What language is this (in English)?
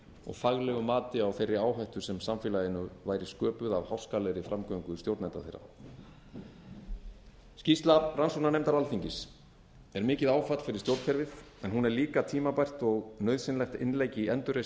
Icelandic